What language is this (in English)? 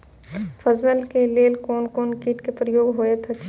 Maithili